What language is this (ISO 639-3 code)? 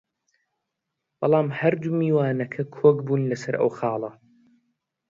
ckb